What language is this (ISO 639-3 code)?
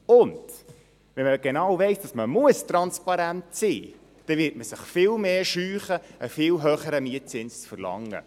gsw